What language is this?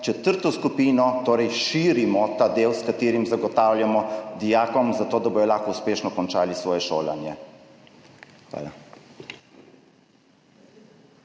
Slovenian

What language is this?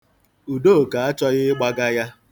Igbo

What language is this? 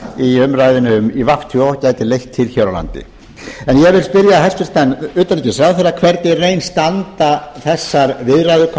Icelandic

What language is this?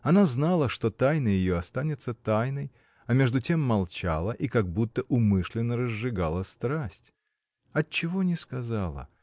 Russian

